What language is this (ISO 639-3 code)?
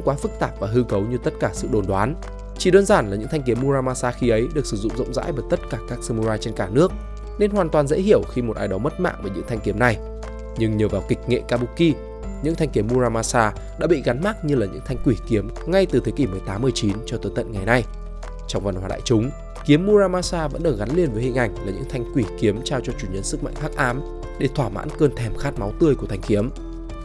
vie